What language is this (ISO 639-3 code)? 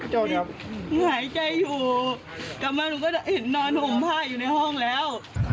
tha